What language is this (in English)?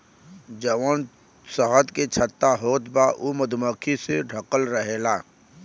Bhojpuri